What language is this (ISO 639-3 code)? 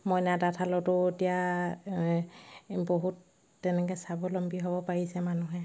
asm